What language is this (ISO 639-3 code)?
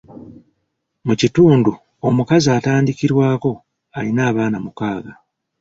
lug